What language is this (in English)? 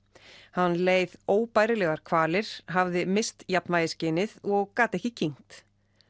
Icelandic